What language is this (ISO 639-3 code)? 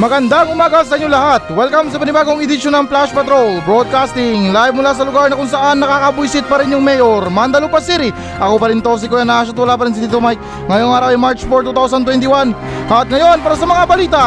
fil